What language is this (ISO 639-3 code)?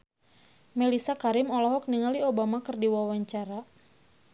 sun